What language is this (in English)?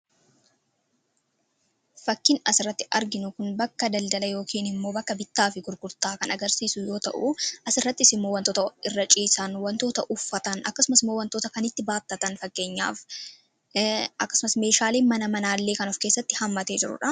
Oromo